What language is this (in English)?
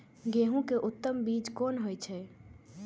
Maithili